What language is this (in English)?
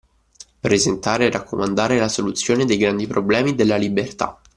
Italian